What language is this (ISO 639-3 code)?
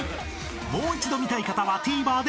jpn